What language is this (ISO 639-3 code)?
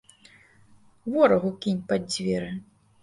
bel